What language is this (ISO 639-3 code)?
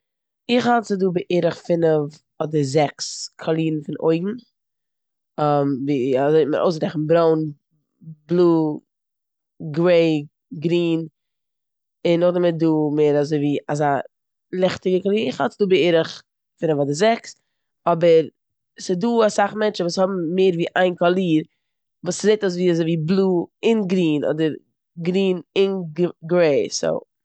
yid